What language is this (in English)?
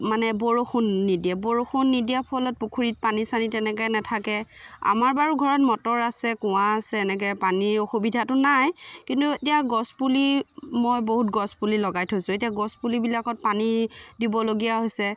Assamese